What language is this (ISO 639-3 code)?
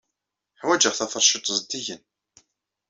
kab